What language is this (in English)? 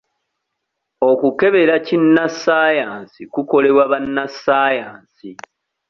Ganda